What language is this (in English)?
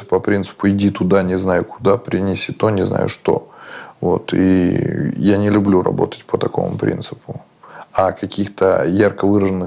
Russian